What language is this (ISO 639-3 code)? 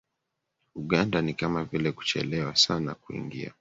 swa